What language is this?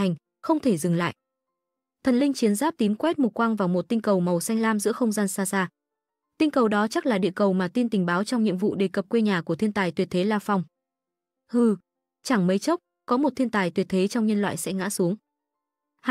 Vietnamese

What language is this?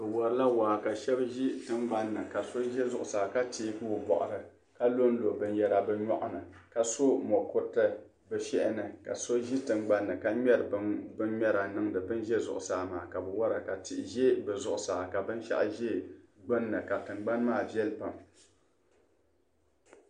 Dagbani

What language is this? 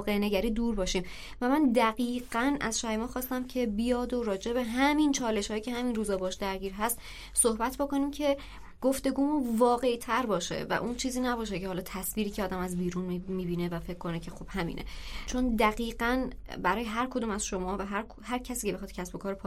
Persian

